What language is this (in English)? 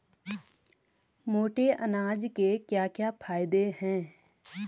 Hindi